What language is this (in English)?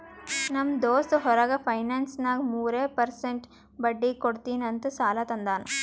Kannada